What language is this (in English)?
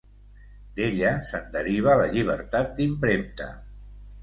Catalan